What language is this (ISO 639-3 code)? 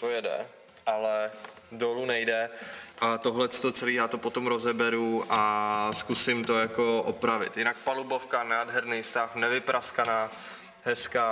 ces